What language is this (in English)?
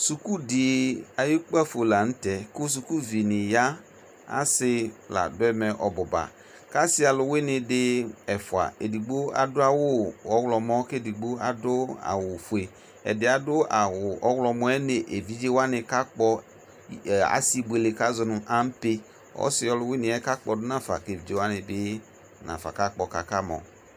Ikposo